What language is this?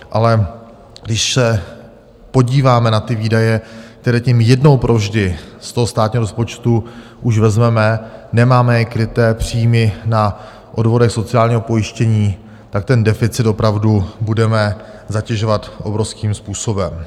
Czech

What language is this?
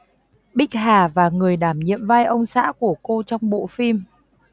Vietnamese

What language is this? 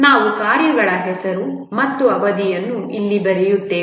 Kannada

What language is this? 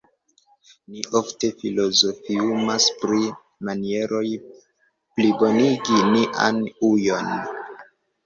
Esperanto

